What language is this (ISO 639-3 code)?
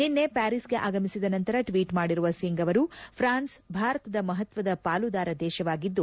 kan